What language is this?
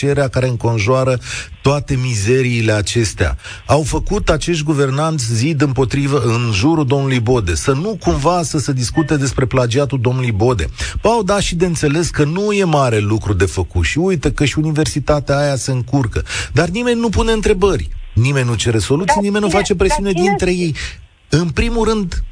Romanian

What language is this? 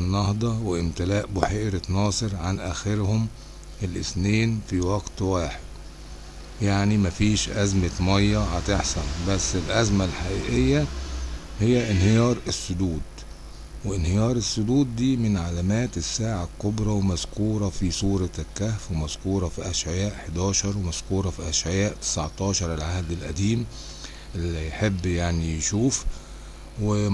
Arabic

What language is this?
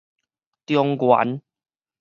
Min Nan Chinese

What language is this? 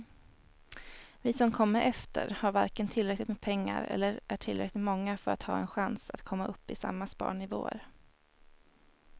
Swedish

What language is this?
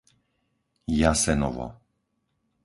Slovak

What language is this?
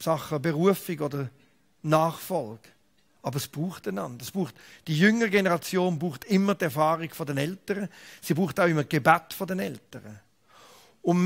German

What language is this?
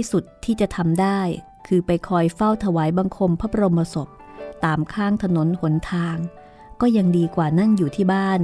Thai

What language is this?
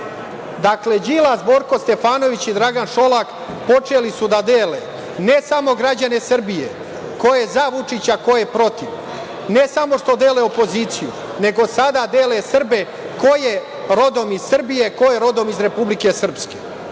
Serbian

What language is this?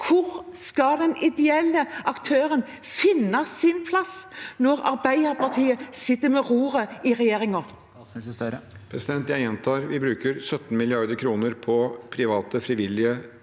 Norwegian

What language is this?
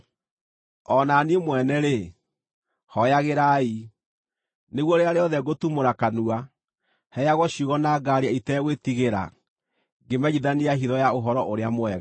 Kikuyu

